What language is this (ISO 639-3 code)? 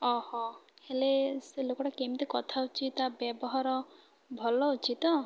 ori